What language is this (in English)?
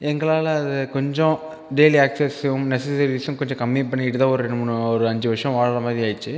Tamil